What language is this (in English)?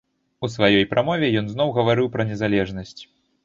Belarusian